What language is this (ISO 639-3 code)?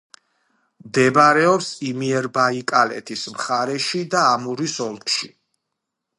kat